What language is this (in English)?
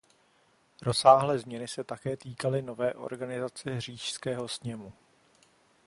Czech